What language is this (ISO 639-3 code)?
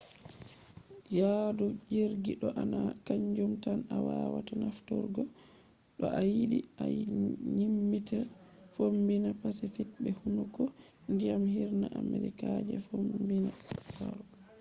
ful